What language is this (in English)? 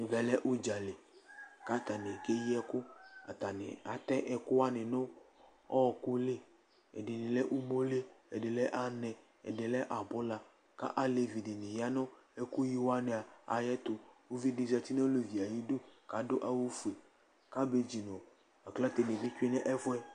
Ikposo